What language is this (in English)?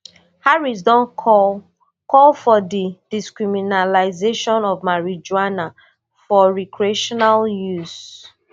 Nigerian Pidgin